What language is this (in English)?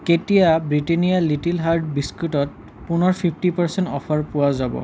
Assamese